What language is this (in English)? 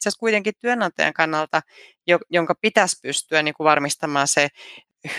Finnish